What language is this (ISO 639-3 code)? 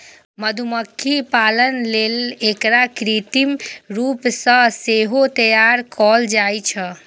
mai